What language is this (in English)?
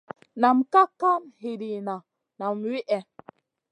Masana